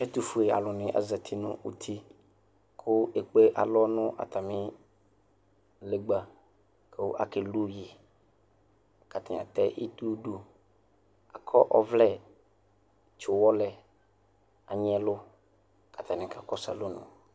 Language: Ikposo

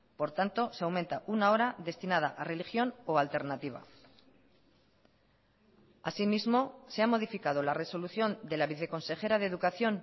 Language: Spanish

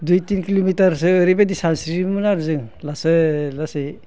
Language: Bodo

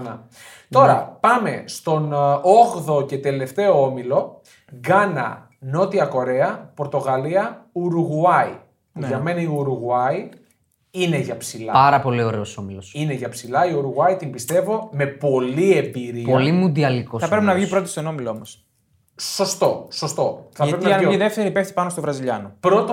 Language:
Greek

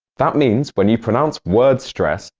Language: English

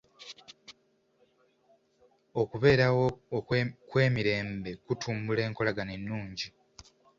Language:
Ganda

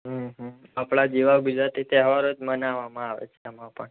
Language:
Gujarati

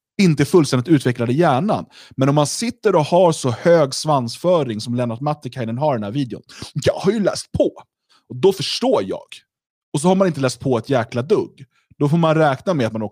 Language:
Swedish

